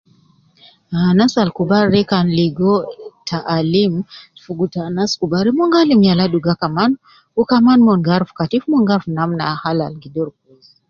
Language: Nubi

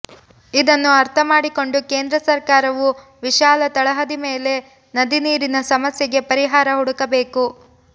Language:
Kannada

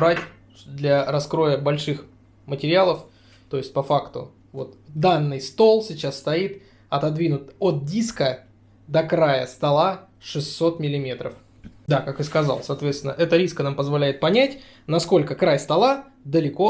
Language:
Russian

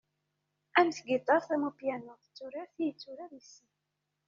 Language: Kabyle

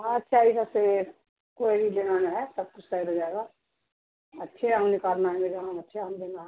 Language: Urdu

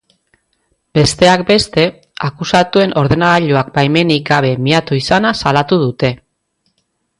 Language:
Basque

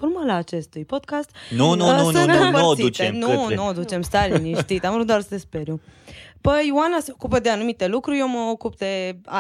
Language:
Romanian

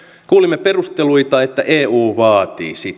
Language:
Finnish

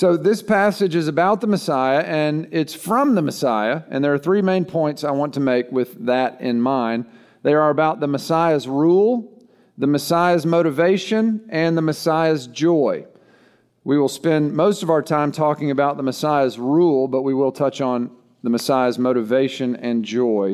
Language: English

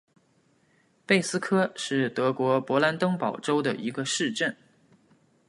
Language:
Chinese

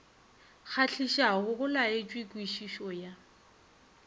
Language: Northern Sotho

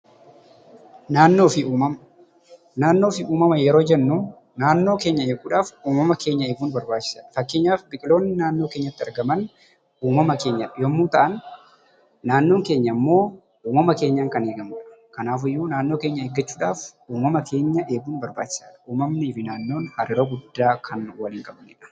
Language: Oromo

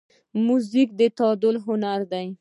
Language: Pashto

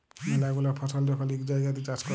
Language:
Bangla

